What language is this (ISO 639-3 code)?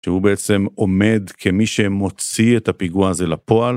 heb